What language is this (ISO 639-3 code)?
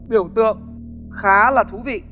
vie